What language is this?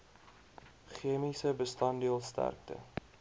Afrikaans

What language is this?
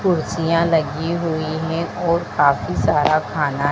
Hindi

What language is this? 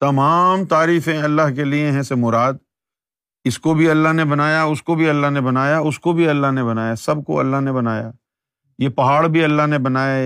Urdu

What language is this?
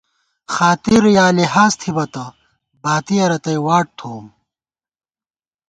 Gawar-Bati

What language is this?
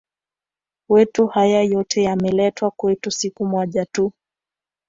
Swahili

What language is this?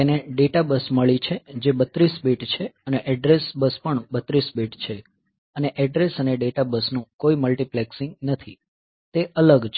Gujarati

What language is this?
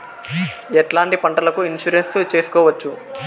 Telugu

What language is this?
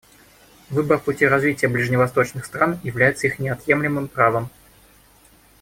Russian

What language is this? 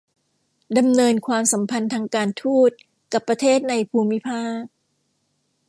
Thai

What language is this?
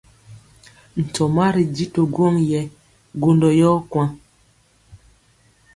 Mpiemo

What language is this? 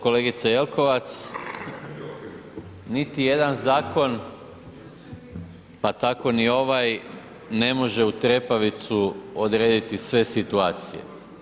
Croatian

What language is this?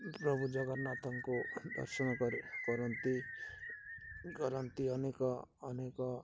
Odia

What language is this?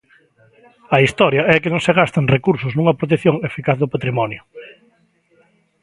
Galician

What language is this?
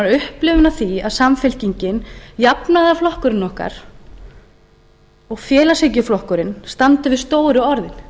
Icelandic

